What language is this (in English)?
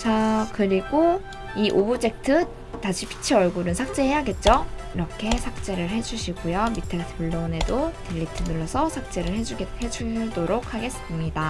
Korean